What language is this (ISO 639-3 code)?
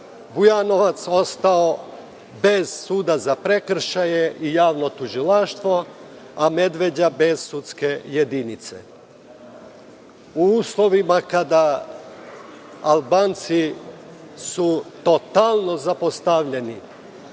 srp